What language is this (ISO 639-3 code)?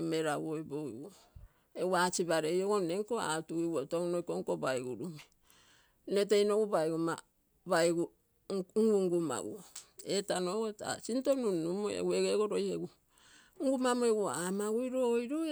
buo